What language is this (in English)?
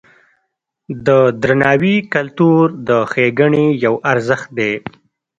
Pashto